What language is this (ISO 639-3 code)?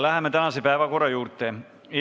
est